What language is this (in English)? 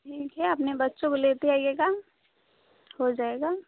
Hindi